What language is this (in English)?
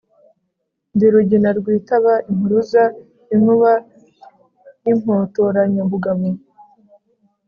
Kinyarwanda